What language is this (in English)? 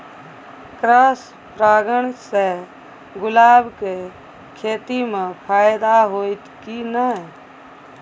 Maithili